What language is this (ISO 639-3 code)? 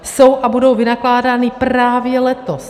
ces